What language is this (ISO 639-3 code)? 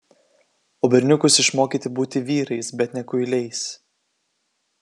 lit